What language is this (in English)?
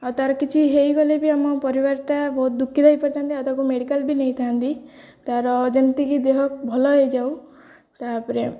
Odia